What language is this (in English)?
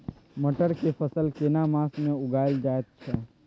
Maithili